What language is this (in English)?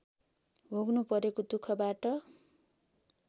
Nepali